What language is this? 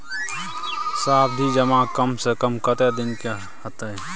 Maithili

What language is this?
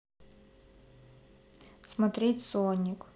Russian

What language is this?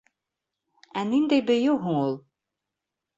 Bashkir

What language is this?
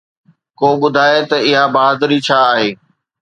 Sindhi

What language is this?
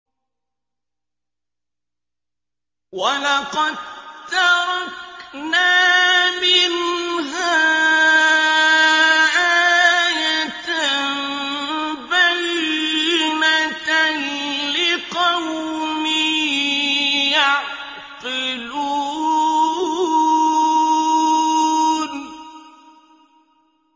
Arabic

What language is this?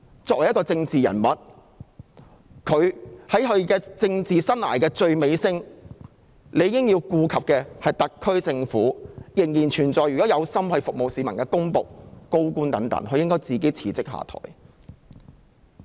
Cantonese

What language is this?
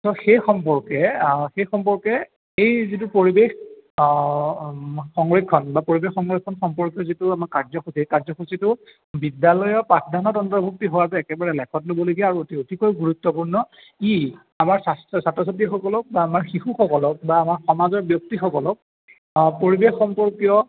Assamese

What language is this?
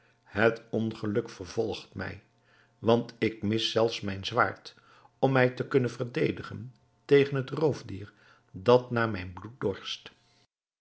Dutch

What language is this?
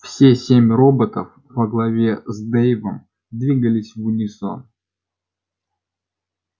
Russian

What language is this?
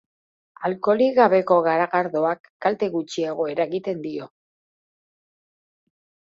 Basque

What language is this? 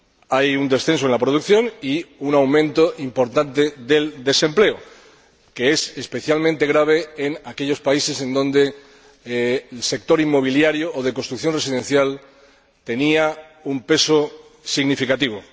Spanish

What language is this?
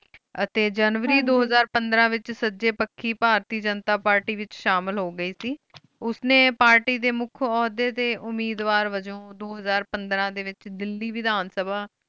Punjabi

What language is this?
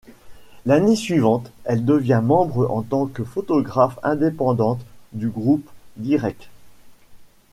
French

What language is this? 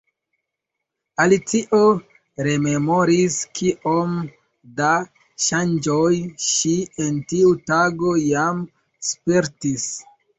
Esperanto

